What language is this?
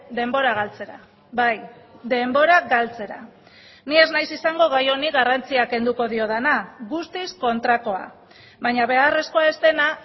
Basque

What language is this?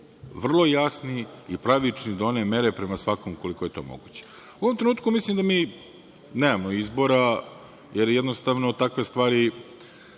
Serbian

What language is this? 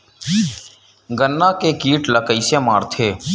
Chhattisgarhi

